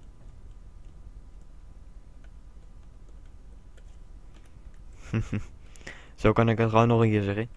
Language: Dutch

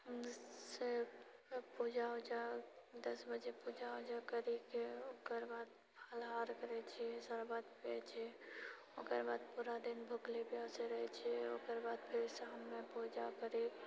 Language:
Maithili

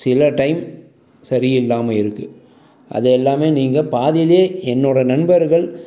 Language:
Tamil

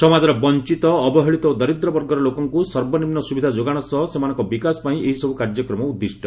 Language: Odia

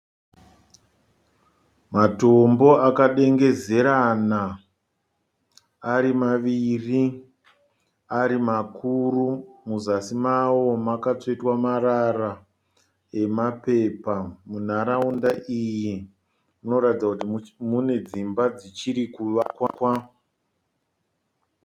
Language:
Shona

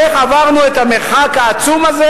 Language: Hebrew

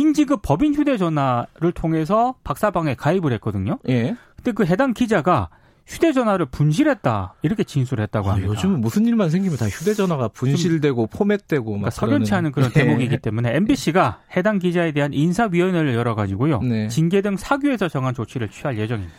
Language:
Korean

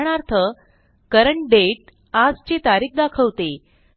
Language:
Marathi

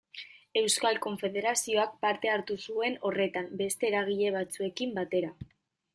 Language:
Basque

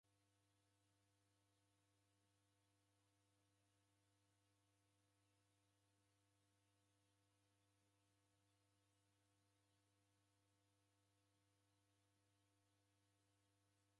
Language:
Taita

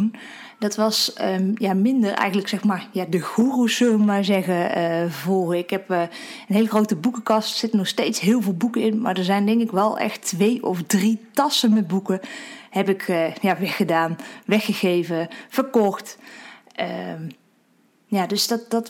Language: Dutch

